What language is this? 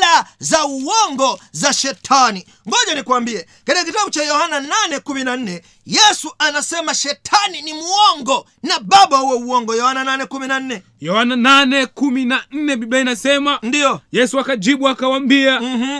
Swahili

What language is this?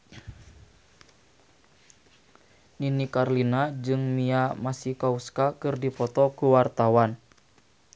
Sundanese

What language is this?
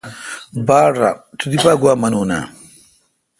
Kalkoti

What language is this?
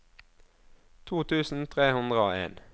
Norwegian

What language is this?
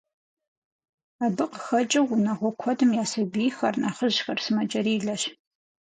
Kabardian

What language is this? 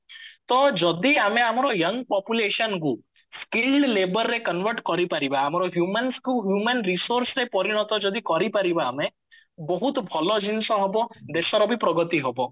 Odia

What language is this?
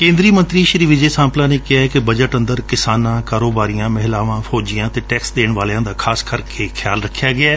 Punjabi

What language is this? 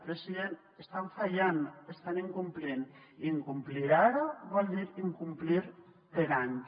Catalan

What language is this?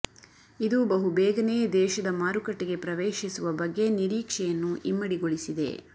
Kannada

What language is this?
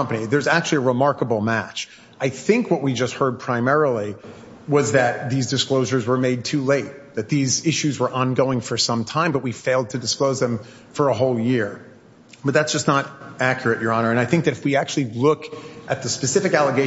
English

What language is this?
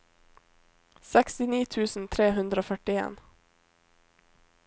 Norwegian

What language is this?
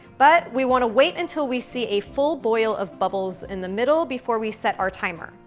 English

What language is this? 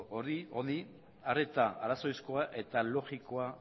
Basque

